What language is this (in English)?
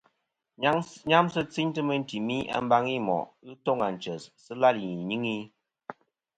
Kom